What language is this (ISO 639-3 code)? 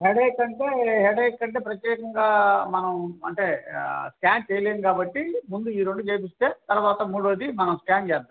tel